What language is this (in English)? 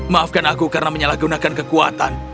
Indonesian